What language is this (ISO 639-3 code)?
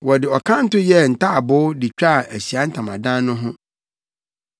aka